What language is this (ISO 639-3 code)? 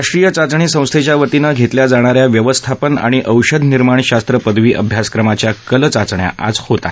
mar